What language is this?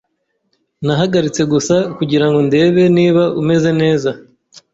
Kinyarwanda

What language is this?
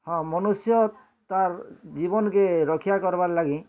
Odia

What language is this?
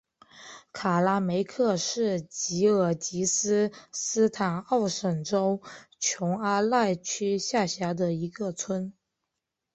Chinese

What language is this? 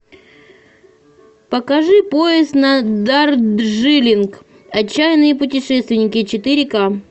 Russian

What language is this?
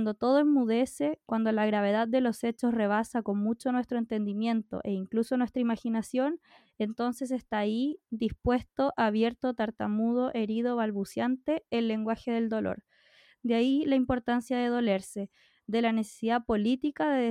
Spanish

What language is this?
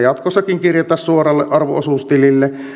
Finnish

